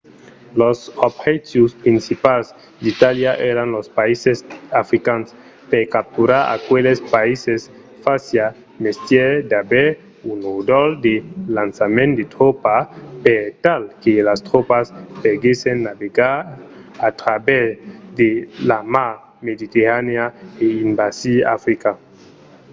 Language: Occitan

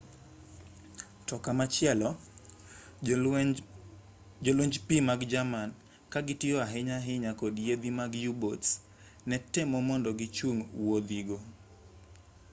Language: Luo (Kenya and Tanzania)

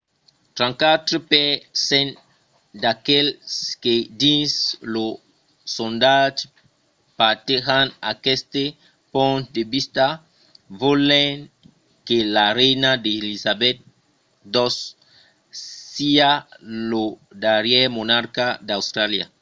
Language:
Occitan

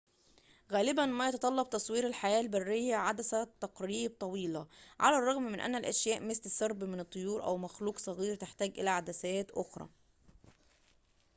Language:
Arabic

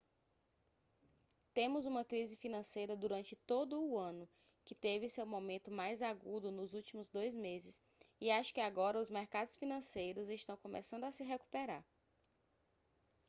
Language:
Portuguese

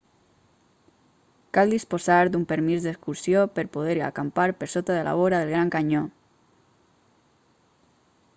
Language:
Catalan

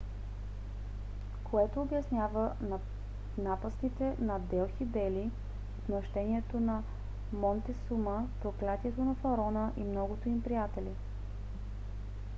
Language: Bulgarian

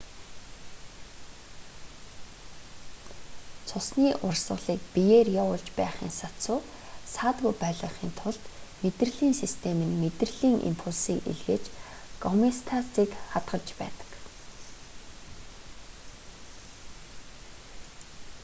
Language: Mongolian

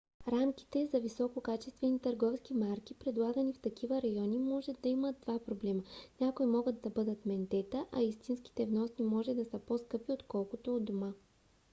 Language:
Bulgarian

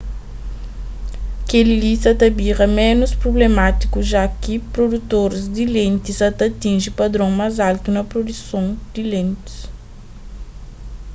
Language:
Kabuverdianu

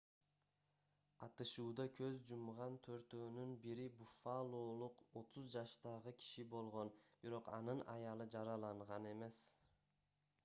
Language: Kyrgyz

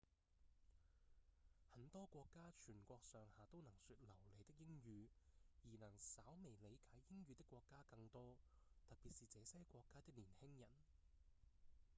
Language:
Cantonese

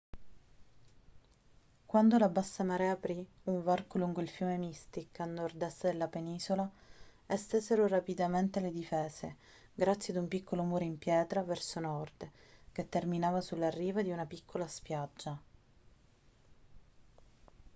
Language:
Italian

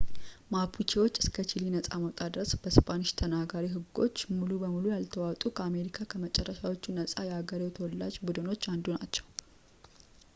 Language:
Amharic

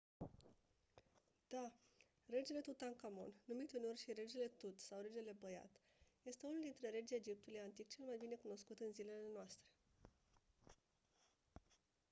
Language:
Romanian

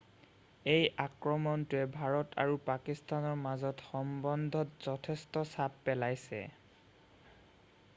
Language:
Assamese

